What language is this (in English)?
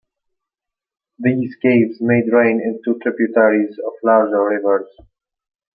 English